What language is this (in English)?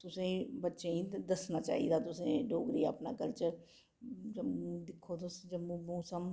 Dogri